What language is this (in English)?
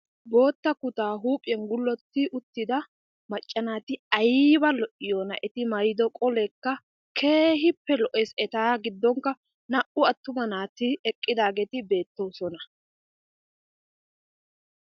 Wolaytta